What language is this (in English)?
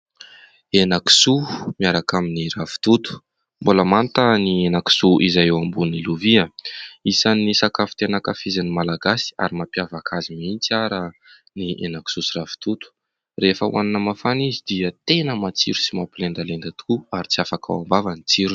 Malagasy